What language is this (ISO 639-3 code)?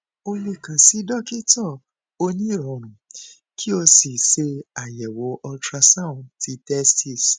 yor